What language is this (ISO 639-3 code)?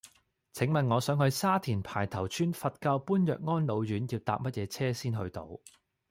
yue